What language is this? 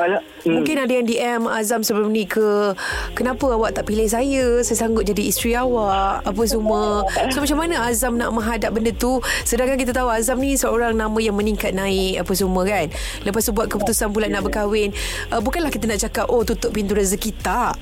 Malay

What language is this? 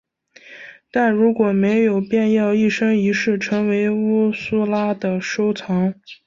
Chinese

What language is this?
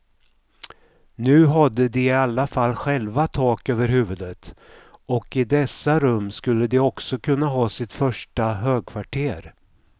Swedish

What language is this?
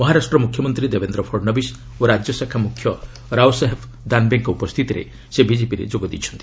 Odia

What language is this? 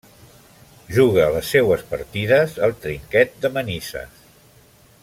Catalan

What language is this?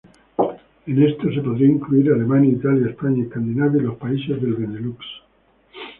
Spanish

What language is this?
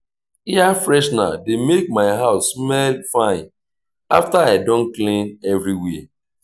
Nigerian Pidgin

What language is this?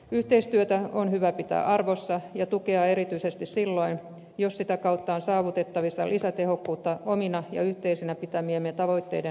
Finnish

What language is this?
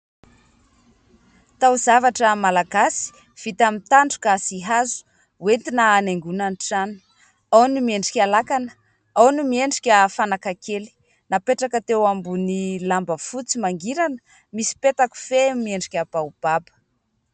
Malagasy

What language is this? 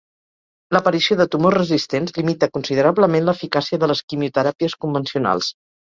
Catalan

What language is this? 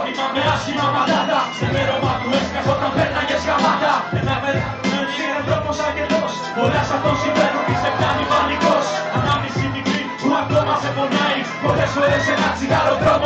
Greek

